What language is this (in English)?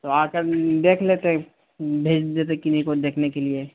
Urdu